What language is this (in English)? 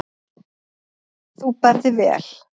Icelandic